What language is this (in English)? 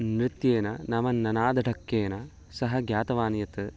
Sanskrit